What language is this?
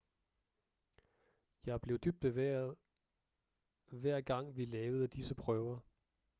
Danish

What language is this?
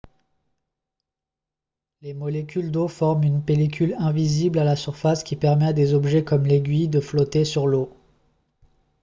French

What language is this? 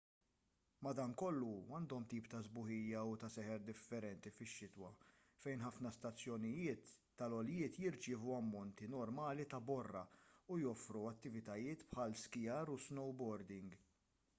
Maltese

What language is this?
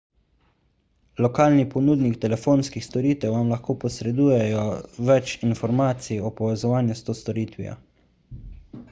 Slovenian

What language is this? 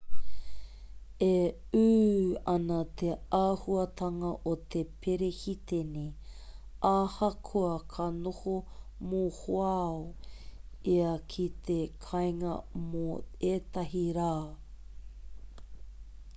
Māori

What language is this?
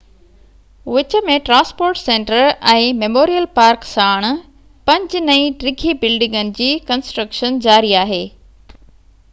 Sindhi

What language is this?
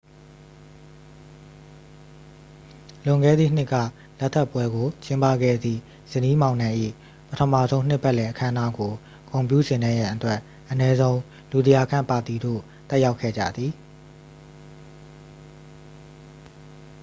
Burmese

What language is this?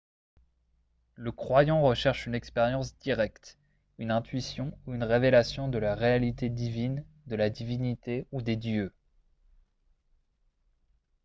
French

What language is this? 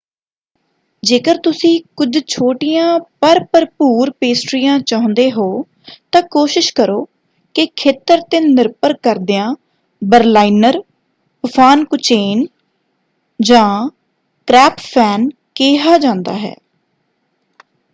Punjabi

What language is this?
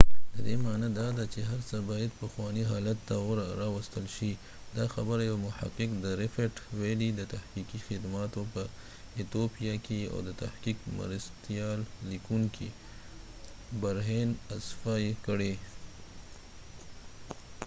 Pashto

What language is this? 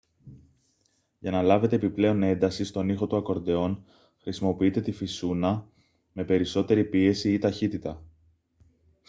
Greek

